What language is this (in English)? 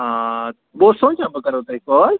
Kashmiri